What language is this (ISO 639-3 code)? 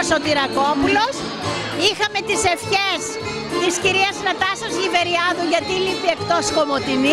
ell